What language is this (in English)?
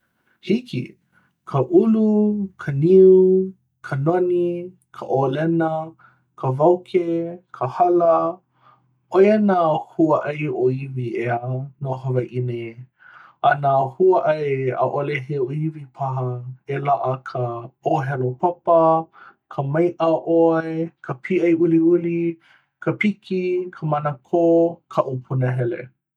Hawaiian